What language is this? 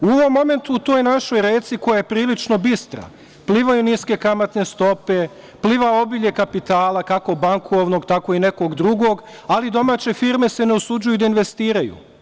Serbian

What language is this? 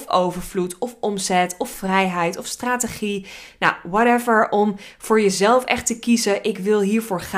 Dutch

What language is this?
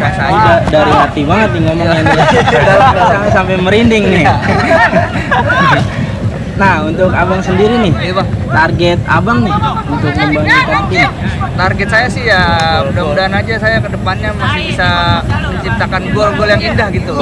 Indonesian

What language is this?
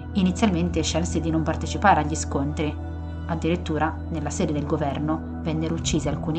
Italian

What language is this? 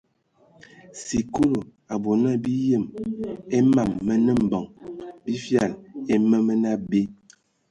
Ewondo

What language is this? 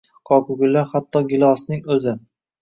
Uzbek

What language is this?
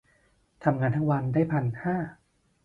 Thai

